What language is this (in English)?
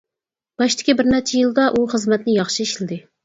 Uyghur